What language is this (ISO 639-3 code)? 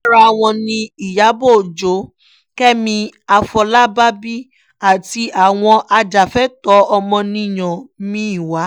yor